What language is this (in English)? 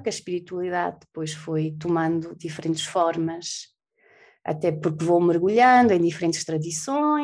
Portuguese